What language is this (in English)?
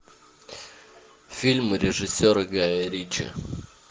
Russian